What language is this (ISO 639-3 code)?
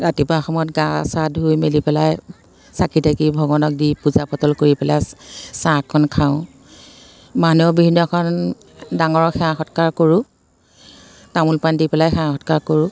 asm